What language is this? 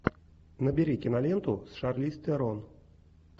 Russian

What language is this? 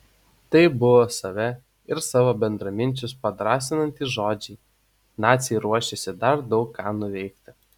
Lithuanian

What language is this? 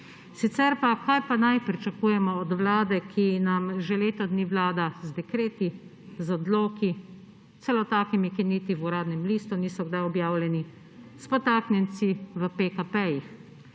Slovenian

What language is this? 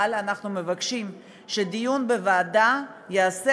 Hebrew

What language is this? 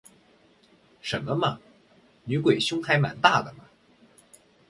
Chinese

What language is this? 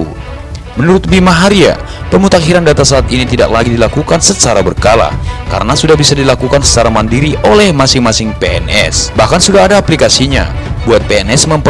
Indonesian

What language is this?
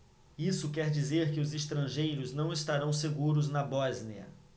Portuguese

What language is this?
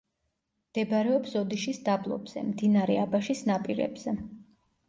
Georgian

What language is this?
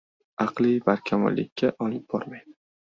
Uzbek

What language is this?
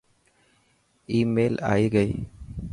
Dhatki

